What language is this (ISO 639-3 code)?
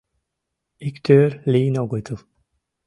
chm